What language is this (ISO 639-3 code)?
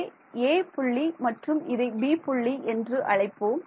tam